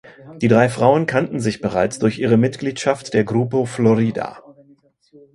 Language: German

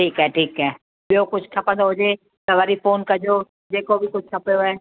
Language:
Sindhi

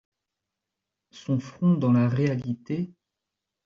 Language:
French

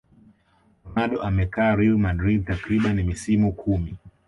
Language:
Swahili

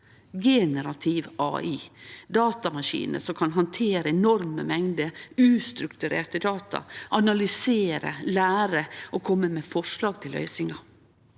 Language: Norwegian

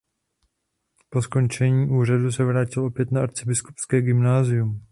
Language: Czech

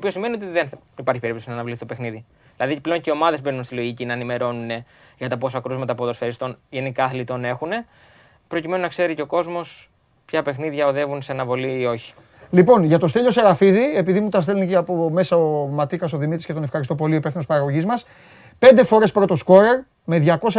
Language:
Greek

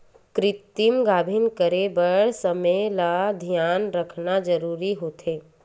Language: Chhattisgarhi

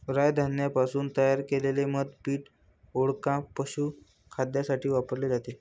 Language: Marathi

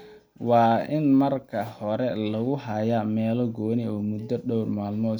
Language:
Somali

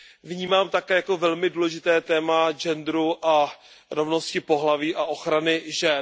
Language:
Czech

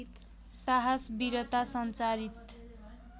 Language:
Nepali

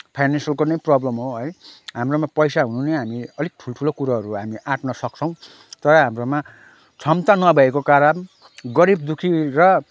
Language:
Nepali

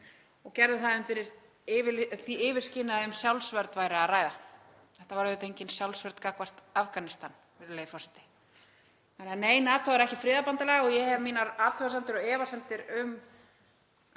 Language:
Icelandic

